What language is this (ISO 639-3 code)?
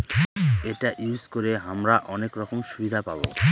ben